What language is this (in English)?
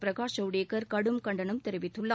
Tamil